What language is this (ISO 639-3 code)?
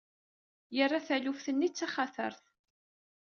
kab